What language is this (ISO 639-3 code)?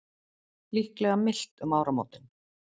isl